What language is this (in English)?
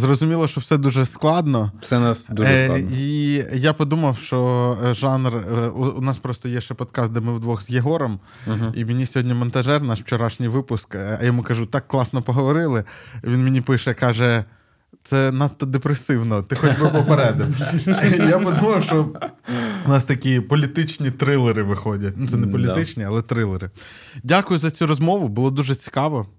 Ukrainian